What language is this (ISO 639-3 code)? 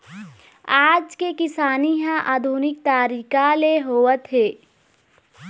hne